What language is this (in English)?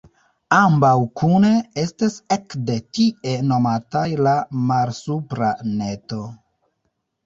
Esperanto